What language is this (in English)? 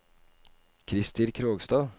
Norwegian